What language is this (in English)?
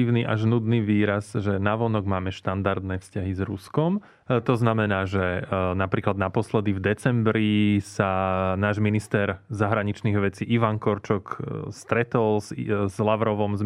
Slovak